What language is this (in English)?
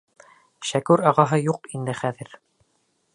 Bashkir